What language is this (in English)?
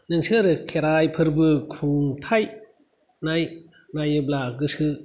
Bodo